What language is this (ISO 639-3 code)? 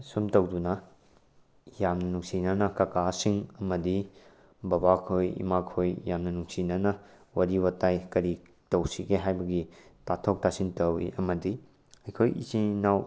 mni